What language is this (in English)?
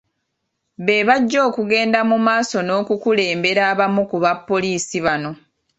Ganda